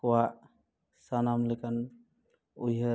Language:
Santali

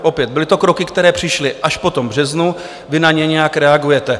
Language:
Czech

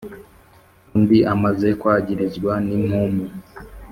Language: Kinyarwanda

